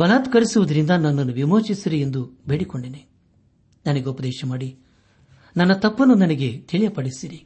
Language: Kannada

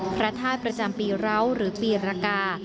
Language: Thai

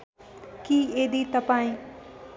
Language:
Nepali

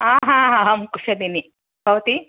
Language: Sanskrit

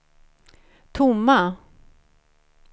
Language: Swedish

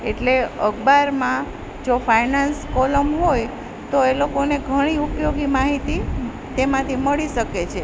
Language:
Gujarati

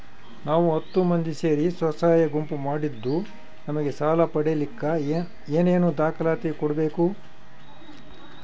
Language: Kannada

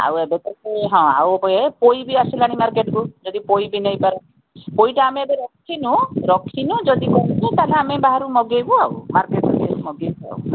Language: Odia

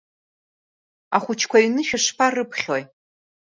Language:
Abkhazian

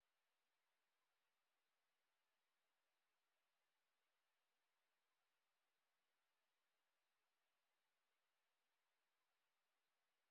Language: Somali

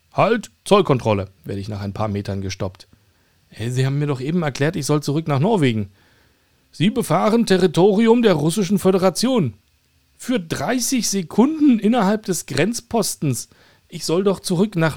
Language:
German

